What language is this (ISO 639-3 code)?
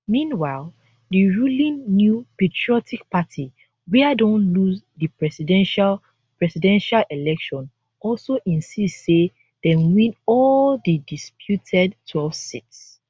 pcm